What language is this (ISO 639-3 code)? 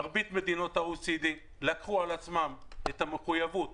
heb